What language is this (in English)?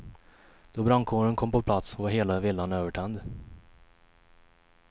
Swedish